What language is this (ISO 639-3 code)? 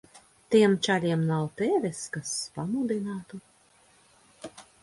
lav